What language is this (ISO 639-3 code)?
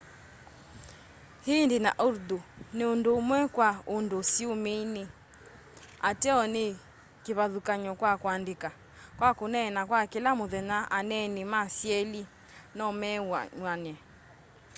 kam